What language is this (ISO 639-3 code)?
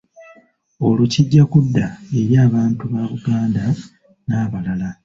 lug